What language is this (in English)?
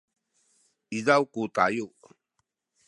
Sakizaya